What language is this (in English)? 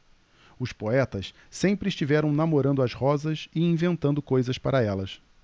Portuguese